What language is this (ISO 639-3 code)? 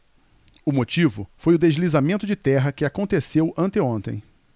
por